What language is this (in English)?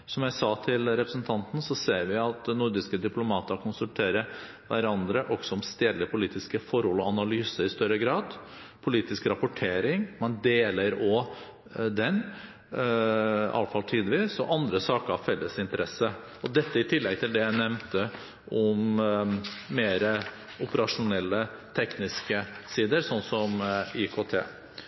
Norwegian Bokmål